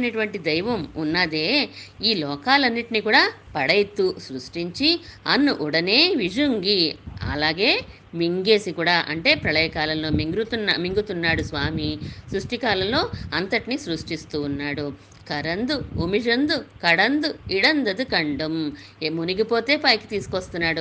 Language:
Telugu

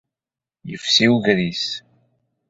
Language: Kabyle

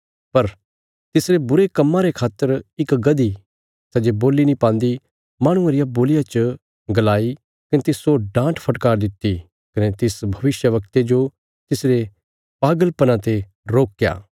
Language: Bilaspuri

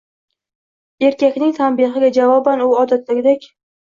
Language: Uzbek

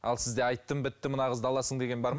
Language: Kazakh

